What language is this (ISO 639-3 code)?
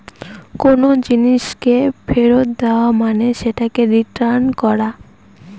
ben